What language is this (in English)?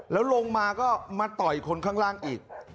Thai